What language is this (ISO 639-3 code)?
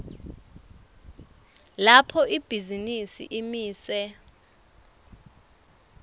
ssw